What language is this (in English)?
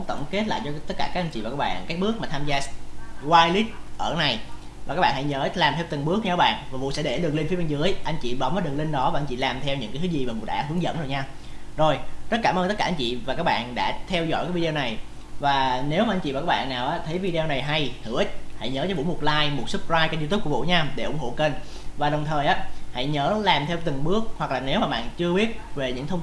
Vietnamese